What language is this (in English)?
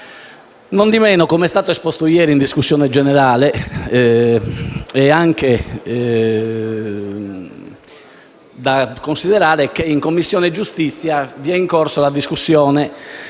Italian